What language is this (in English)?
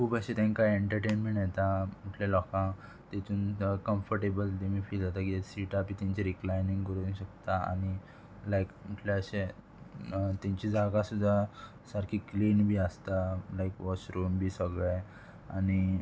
Konkani